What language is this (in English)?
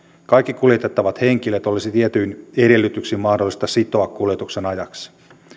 Finnish